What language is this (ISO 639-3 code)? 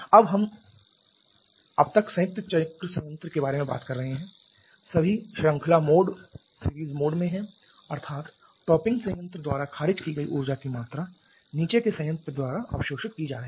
hin